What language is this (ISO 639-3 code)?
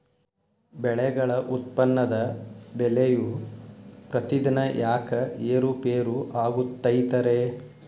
kan